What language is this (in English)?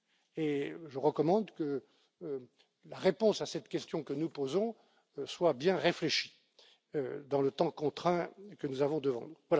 French